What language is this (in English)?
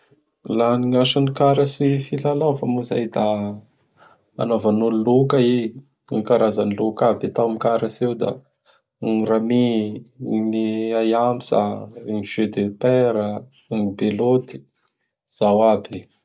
Bara Malagasy